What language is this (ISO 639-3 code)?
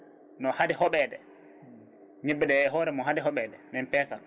ful